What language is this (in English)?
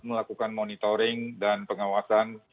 Indonesian